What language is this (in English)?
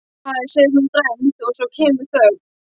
Icelandic